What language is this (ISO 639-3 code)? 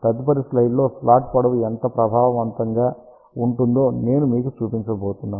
tel